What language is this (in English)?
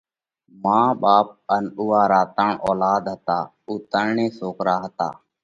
Parkari Koli